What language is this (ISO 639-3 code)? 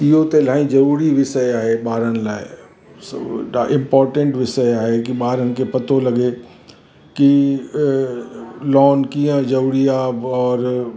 snd